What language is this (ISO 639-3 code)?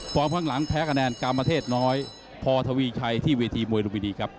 tha